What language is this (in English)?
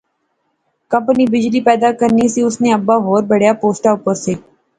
Pahari-Potwari